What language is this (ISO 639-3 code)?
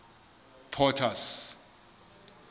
sot